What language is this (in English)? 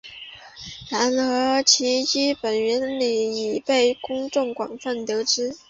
Chinese